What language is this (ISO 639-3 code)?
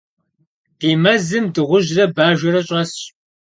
kbd